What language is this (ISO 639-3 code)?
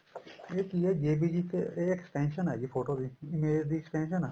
pan